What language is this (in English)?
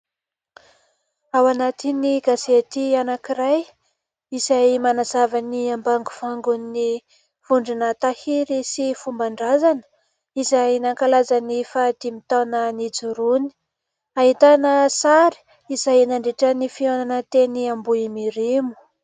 Malagasy